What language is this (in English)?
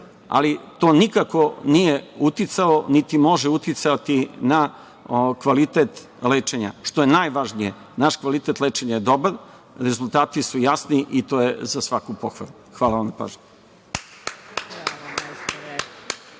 Serbian